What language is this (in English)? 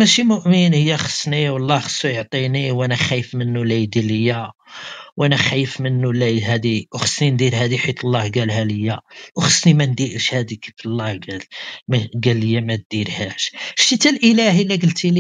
Arabic